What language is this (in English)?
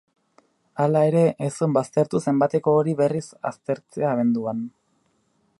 Basque